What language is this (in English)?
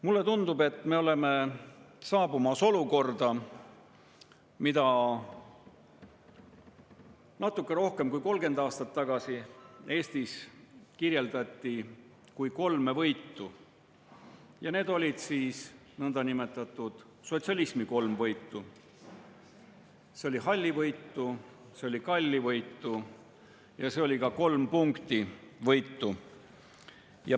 Estonian